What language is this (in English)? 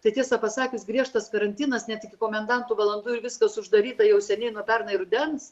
Lithuanian